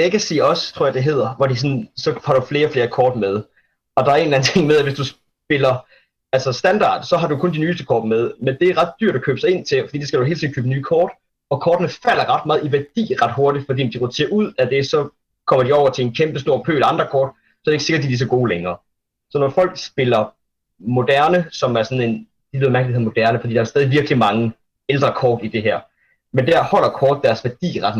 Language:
Danish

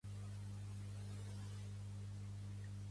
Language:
Catalan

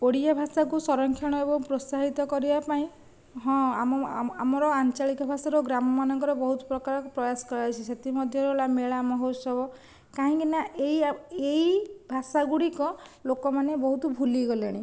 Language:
Odia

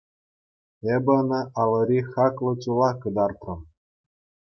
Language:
Chuvash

